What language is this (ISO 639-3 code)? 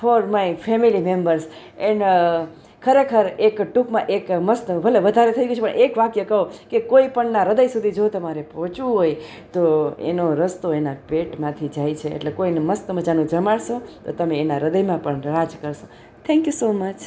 guj